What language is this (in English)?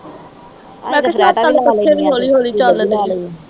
Punjabi